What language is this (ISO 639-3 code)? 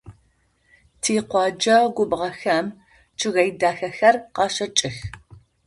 ady